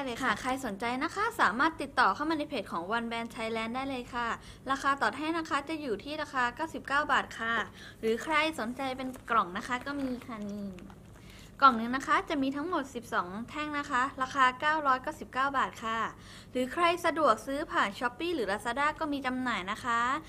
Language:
Thai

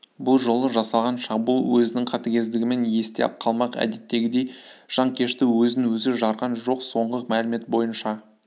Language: Kazakh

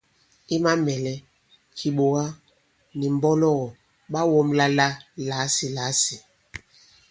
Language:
Bankon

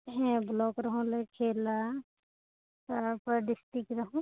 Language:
Santali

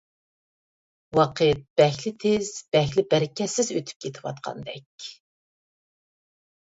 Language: Uyghur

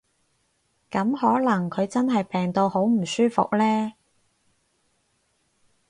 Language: Cantonese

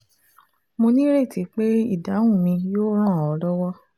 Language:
Yoruba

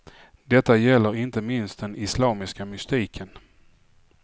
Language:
Swedish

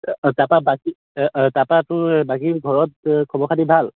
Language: Assamese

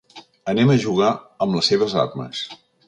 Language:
Catalan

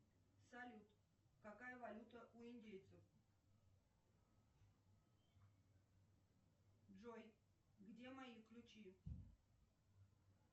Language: Russian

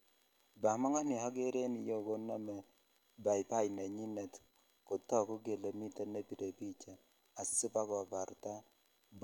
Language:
Kalenjin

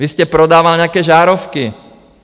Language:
Czech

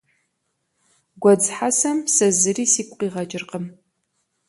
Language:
Kabardian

